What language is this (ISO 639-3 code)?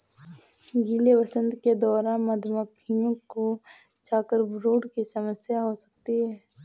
hin